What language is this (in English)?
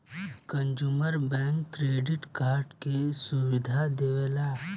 Bhojpuri